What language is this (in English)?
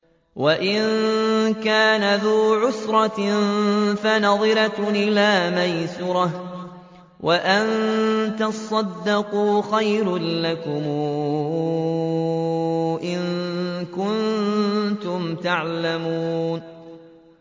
Arabic